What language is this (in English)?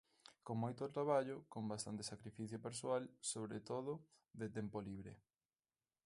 Galician